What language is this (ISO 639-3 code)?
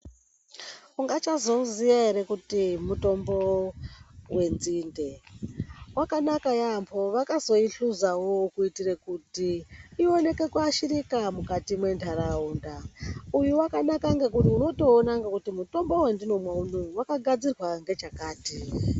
ndc